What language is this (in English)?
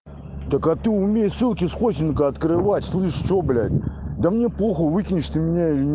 Russian